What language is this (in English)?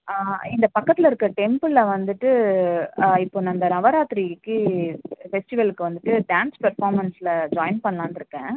Tamil